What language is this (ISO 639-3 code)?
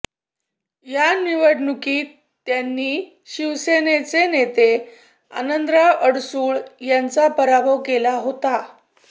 mar